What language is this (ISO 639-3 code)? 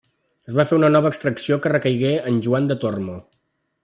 cat